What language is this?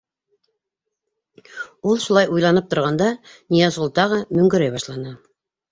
Bashkir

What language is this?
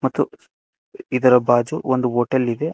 Kannada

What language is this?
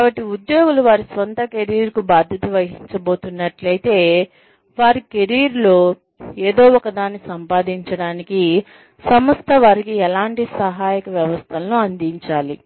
Telugu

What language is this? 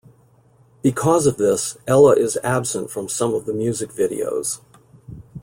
English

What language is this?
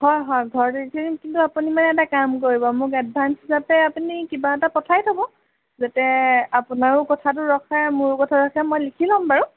Assamese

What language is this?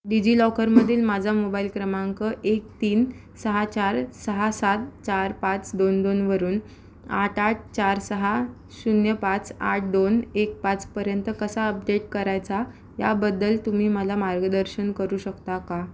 Marathi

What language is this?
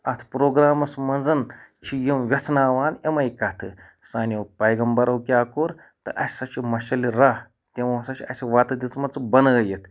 Kashmiri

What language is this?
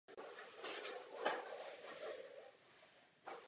Czech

